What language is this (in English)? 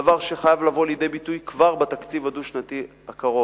Hebrew